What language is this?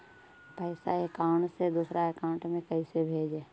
Magahi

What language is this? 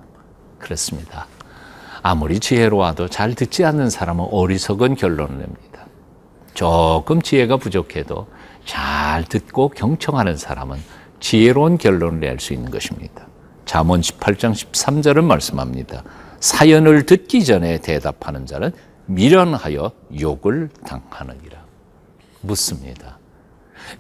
Korean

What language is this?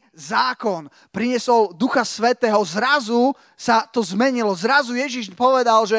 Slovak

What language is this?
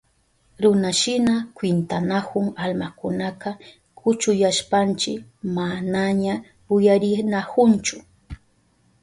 Southern Pastaza Quechua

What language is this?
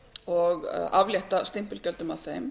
Icelandic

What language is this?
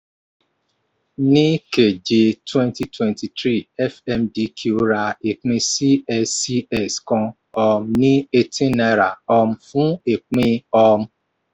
Yoruba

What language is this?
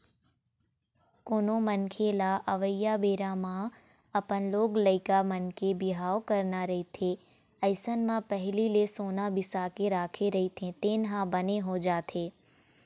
Chhattisgarhi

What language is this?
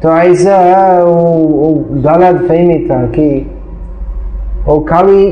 Hindi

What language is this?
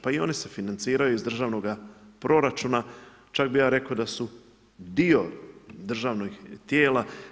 Croatian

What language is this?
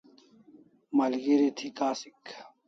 Kalasha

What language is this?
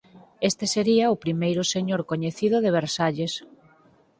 Galician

